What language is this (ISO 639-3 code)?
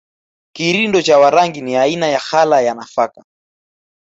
swa